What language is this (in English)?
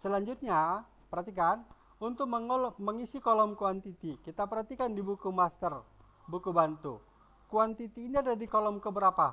Indonesian